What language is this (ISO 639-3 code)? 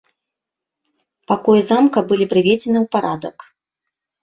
bel